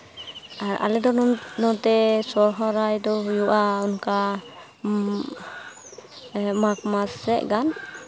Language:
Santali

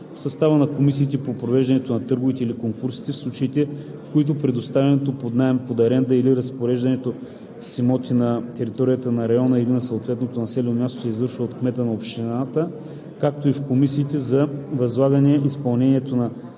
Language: Bulgarian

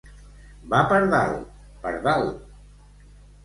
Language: Catalan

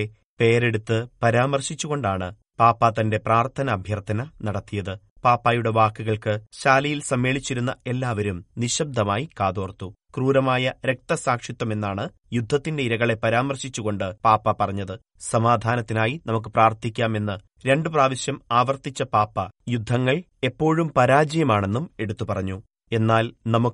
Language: Malayalam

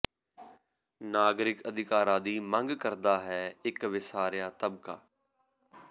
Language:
Punjabi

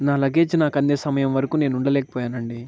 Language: Telugu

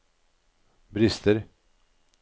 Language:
Norwegian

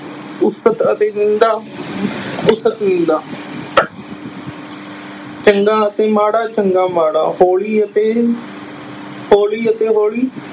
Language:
Punjabi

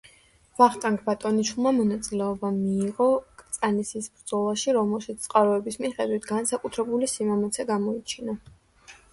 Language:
Georgian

